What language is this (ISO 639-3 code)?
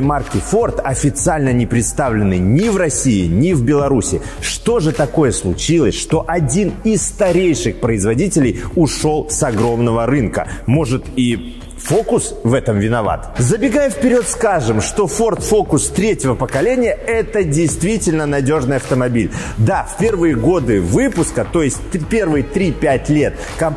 rus